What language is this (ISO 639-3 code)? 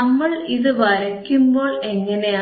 mal